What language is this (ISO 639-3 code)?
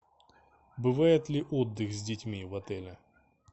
rus